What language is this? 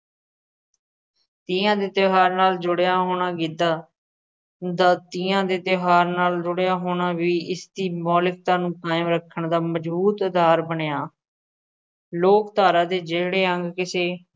Punjabi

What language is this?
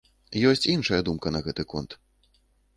Belarusian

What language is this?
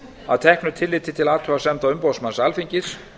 Icelandic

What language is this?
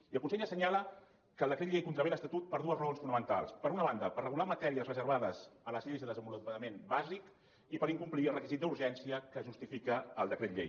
Catalan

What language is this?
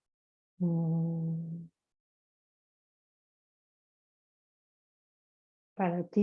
Spanish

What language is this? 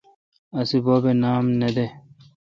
Kalkoti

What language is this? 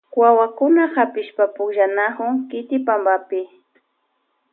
Loja Highland Quichua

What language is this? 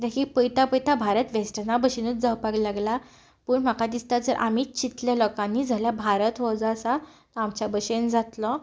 Konkani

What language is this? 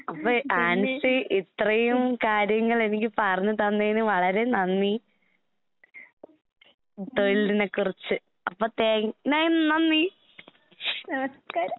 Malayalam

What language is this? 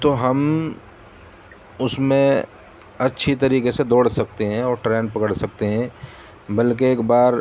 Urdu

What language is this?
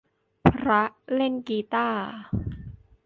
Thai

